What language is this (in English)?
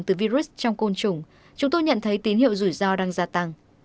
Vietnamese